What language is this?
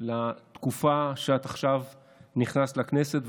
Hebrew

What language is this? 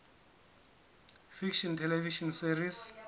Southern Sotho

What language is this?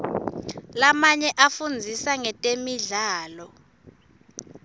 Swati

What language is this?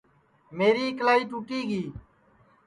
Sansi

